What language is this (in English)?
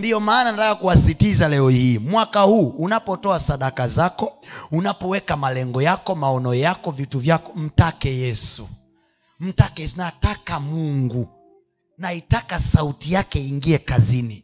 Swahili